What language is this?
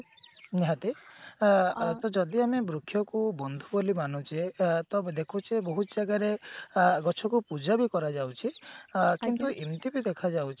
Odia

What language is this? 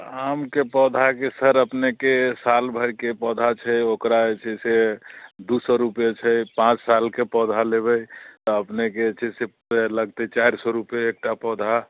Maithili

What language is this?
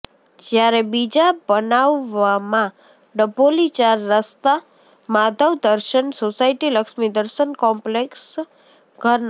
Gujarati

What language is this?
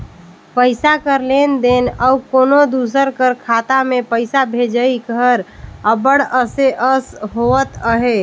Chhattisgarhi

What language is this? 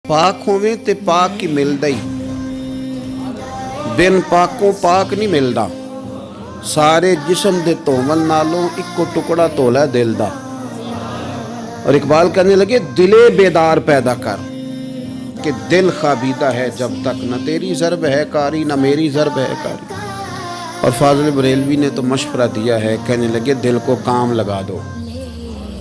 Urdu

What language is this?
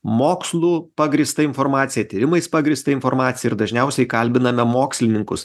Lithuanian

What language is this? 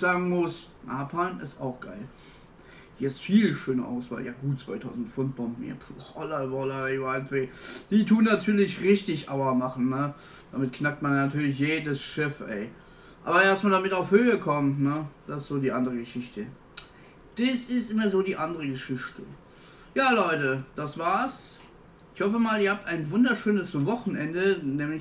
German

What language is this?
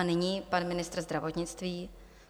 Czech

